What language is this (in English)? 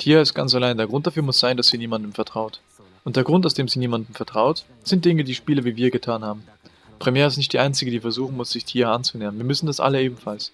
German